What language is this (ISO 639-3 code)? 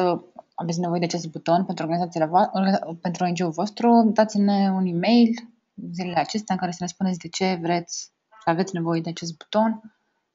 ron